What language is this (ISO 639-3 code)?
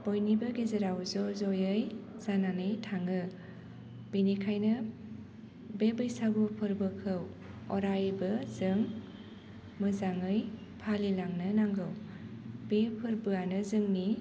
brx